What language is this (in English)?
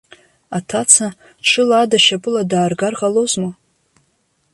Abkhazian